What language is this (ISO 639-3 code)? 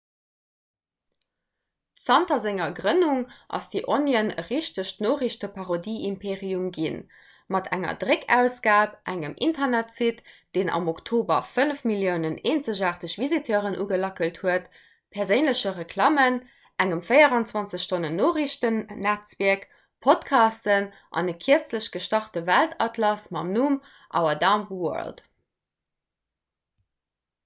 ltz